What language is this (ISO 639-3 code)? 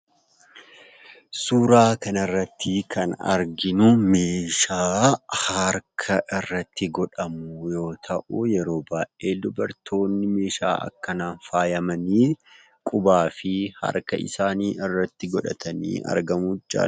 orm